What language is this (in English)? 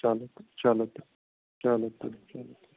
Kashmiri